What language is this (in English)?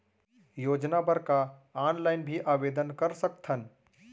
Chhattisgarhi